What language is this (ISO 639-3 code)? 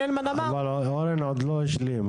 heb